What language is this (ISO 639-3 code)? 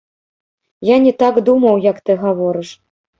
bel